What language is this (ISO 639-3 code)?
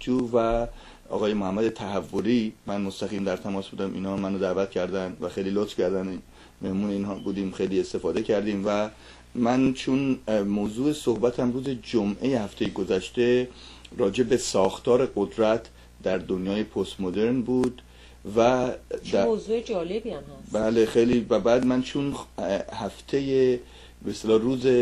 fas